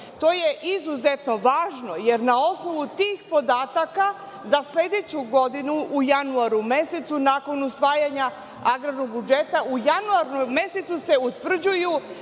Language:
Serbian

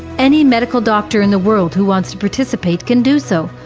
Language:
English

